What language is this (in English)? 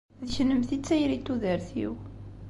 Kabyle